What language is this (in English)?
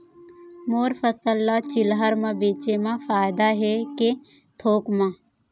Chhattisgarhi